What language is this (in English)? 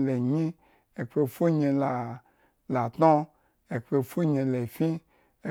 Eggon